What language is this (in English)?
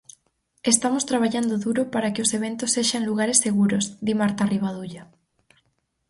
Galician